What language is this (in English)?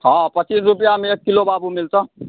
Maithili